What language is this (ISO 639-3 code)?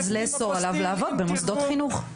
heb